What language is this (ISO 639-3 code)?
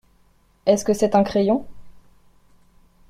fra